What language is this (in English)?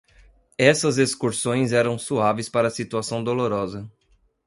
Portuguese